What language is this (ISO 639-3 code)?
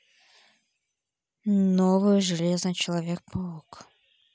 rus